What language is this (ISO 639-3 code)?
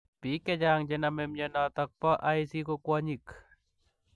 kln